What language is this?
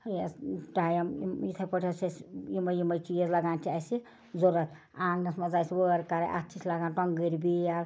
Kashmiri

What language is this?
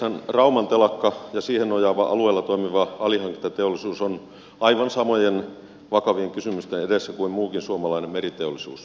Finnish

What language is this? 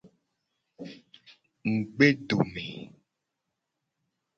Gen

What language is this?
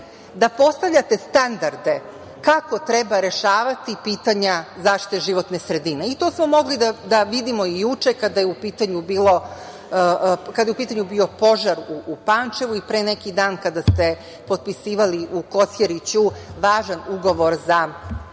Serbian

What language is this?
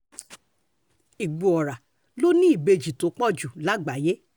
Yoruba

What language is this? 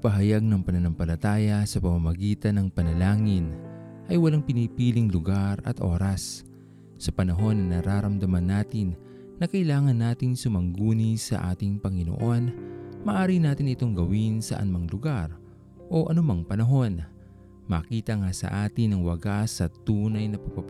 Filipino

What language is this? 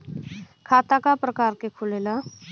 Bhojpuri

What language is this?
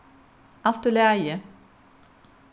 Faroese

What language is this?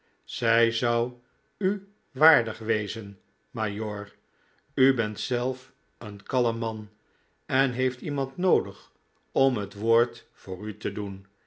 Dutch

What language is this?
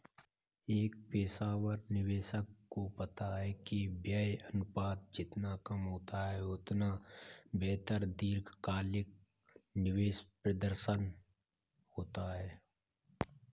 Hindi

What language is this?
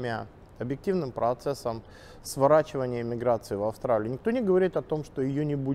Russian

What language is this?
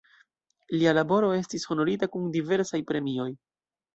Esperanto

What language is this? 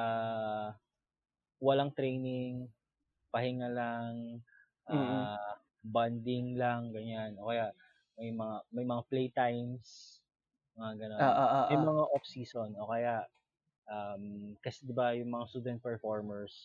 Filipino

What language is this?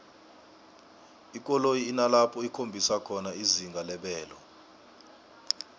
South Ndebele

